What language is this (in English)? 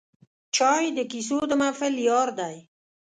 Pashto